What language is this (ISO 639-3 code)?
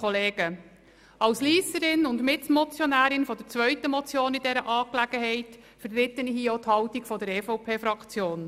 gsw